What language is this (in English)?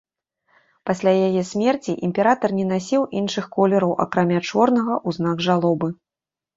Belarusian